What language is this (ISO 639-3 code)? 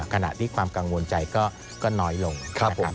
tha